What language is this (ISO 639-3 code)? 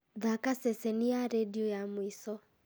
kik